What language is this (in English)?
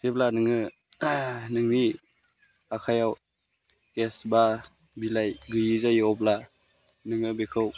Bodo